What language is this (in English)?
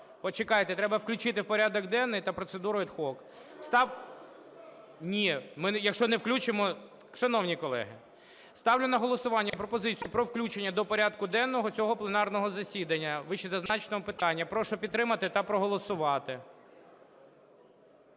Ukrainian